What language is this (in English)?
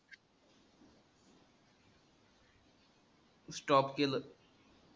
Marathi